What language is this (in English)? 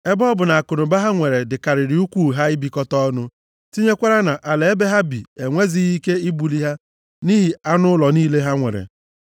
Igbo